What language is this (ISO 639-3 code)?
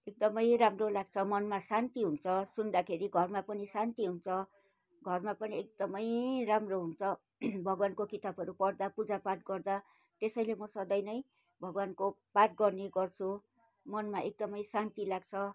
nep